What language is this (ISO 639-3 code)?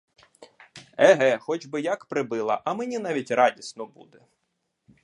ukr